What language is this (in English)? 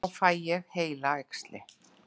Icelandic